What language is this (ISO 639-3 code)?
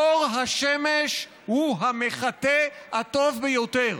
heb